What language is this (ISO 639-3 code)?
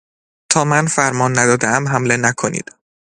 fas